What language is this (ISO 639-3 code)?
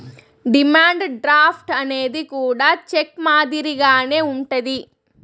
tel